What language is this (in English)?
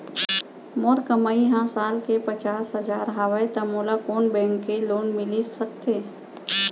Chhattisgarhi